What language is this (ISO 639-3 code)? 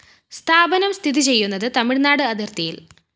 mal